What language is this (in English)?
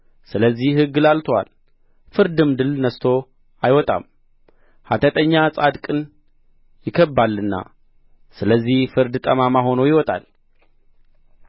Amharic